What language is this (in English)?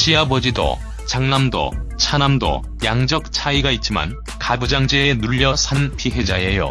Korean